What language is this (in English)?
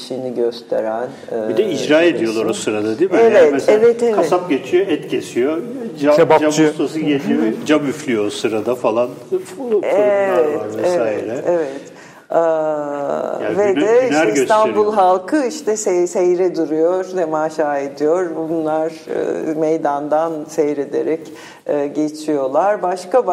Turkish